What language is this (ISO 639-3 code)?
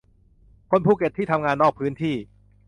tha